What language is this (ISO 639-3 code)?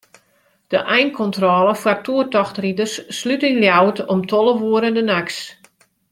fry